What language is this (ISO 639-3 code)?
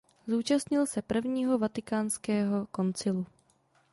ces